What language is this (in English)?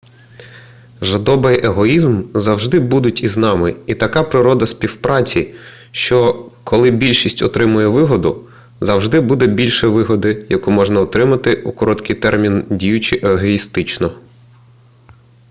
Ukrainian